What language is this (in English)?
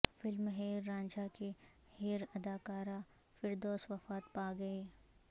Urdu